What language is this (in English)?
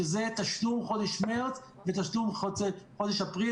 Hebrew